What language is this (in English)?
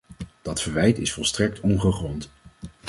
Dutch